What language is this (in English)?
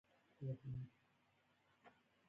Pashto